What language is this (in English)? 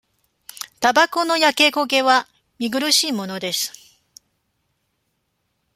Japanese